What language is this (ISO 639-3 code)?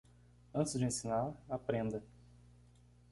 por